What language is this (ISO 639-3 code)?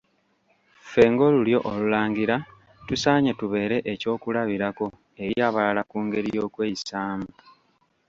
lug